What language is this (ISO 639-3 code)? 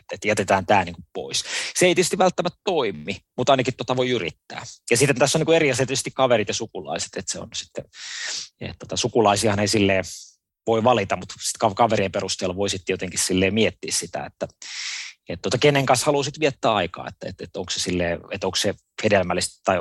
fin